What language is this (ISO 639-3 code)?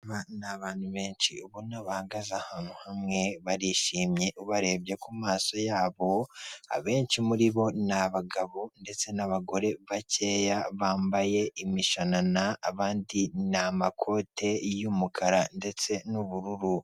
kin